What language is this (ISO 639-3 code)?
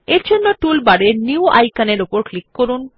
ben